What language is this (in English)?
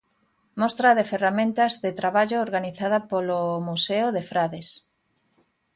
Galician